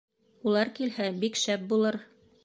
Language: Bashkir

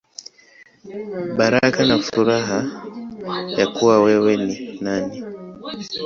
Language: Swahili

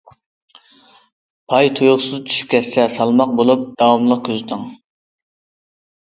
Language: Uyghur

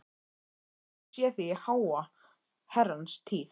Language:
Icelandic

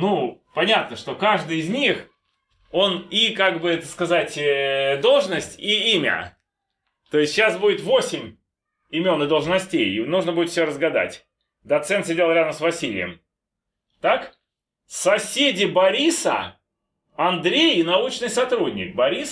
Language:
Russian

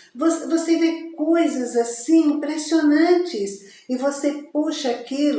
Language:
Portuguese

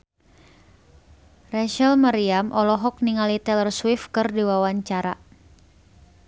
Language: Sundanese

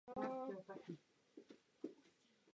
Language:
Czech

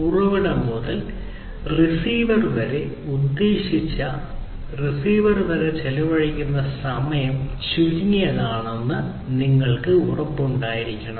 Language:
Malayalam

